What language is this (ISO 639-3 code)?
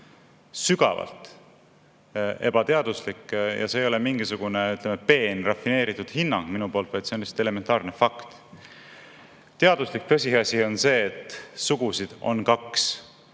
est